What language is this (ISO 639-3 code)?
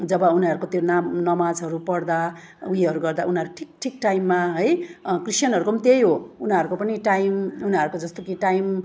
nep